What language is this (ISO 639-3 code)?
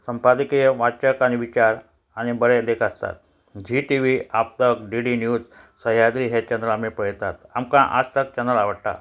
kok